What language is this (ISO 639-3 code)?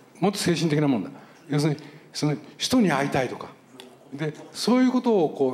jpn